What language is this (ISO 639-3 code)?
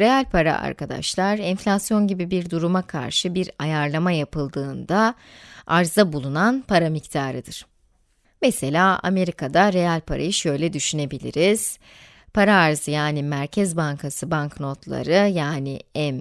tur